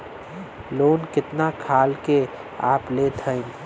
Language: Bhojpuri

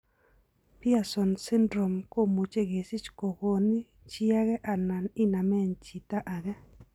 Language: Kalenjin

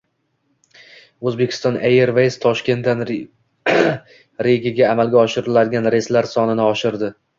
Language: Uzbek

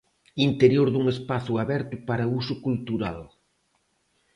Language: Galician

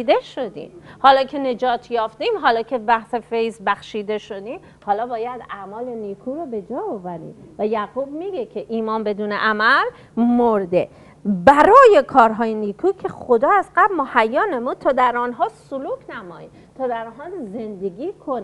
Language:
Persian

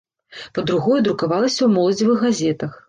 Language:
Belarusian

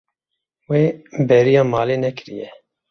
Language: Kurdish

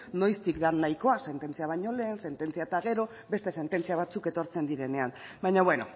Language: Basque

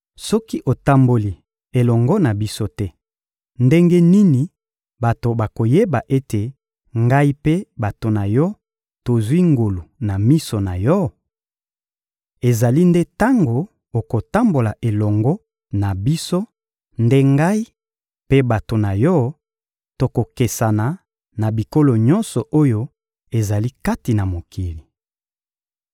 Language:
Lingala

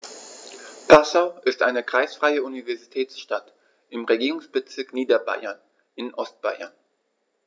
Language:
German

